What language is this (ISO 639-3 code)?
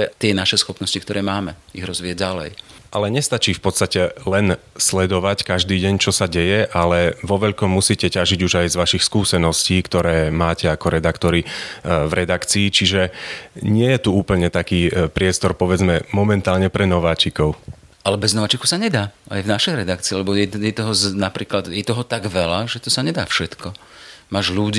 slk